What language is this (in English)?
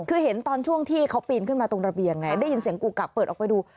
Thai